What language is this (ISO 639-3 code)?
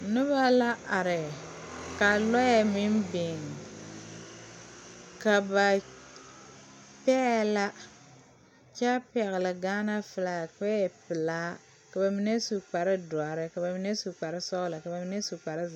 dga